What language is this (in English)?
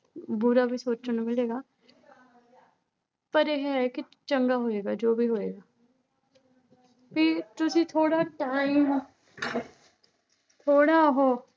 Punjabi